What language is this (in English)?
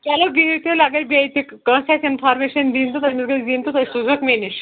Kashmiri